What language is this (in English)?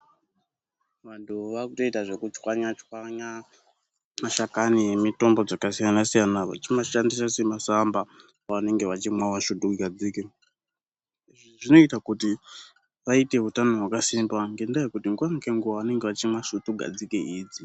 Ndau